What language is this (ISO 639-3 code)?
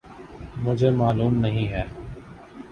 urd